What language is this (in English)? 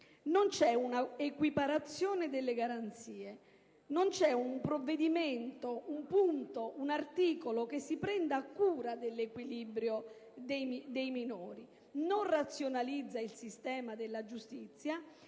Italian